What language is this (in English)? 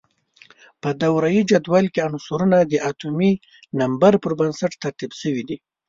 Pashto